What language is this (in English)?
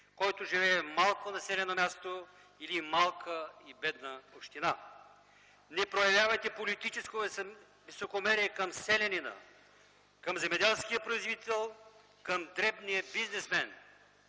Bulgarian